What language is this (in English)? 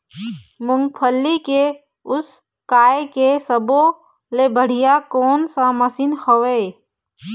Chhattisgarhi